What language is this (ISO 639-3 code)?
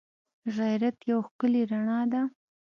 pus